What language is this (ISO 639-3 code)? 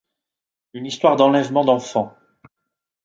fra